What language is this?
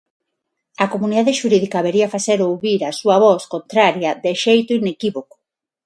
Galician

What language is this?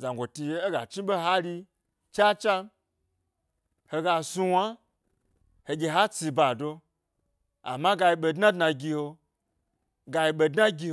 Gbari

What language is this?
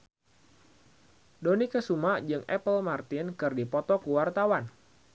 Sundanese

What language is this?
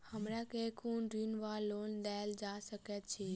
Maithili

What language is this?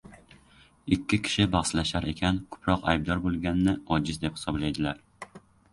Uzbek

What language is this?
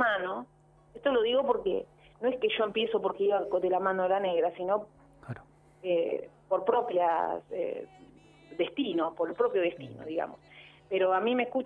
Spanish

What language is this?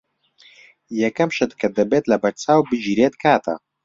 Central Kurdish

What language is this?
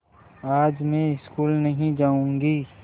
Hindi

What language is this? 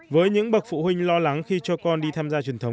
Vietnamese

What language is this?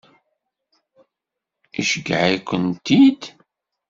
Kabyle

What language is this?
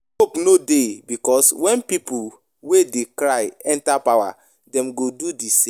Nigerian Pidgin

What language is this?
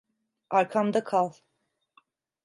Turkish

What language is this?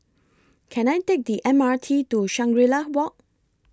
English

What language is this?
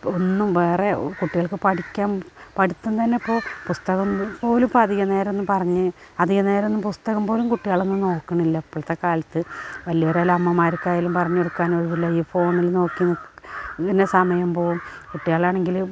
Malayalam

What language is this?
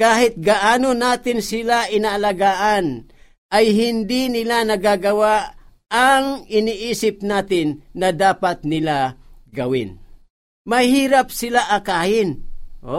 Filipino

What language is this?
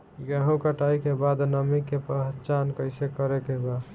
Bhojpuri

